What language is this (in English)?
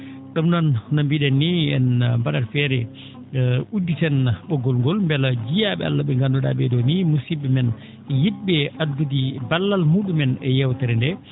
Fula